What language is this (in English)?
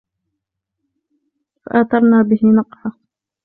Arabic